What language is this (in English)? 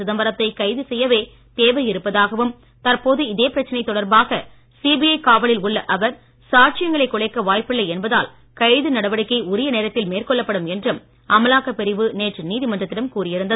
Tamil